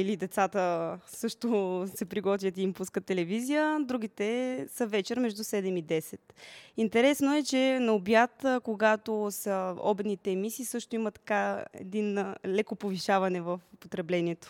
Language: Bulgarian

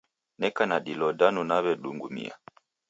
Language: Taita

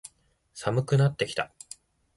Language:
Japanese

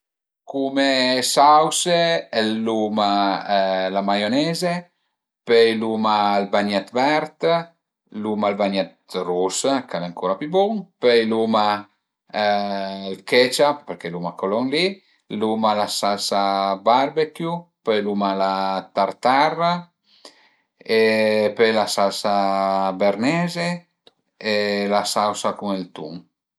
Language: Piedmontese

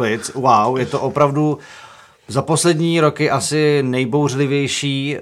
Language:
Czech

